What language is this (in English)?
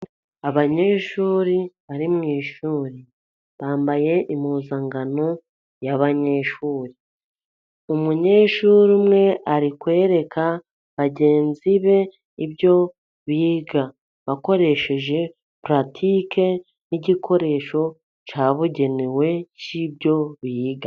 Kinyarwanda